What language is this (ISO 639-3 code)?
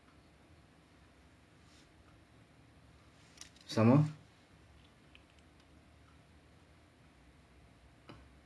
eng